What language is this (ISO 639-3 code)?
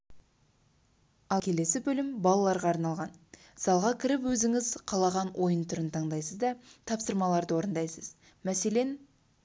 kaz